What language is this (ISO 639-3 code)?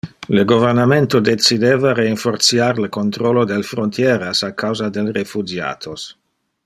ina